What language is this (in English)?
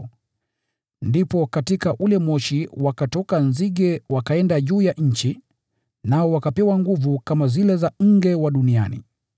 Swahili